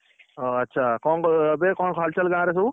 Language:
Odia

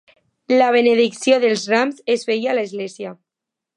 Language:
Catalan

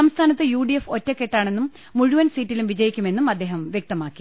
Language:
Malayalam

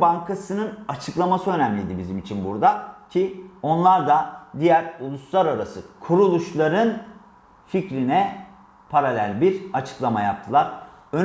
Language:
Turkish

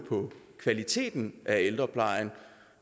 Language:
Danish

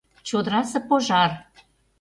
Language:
Mari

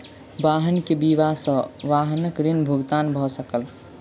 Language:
Maithili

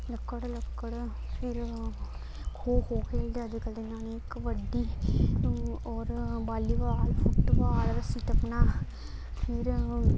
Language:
Dogri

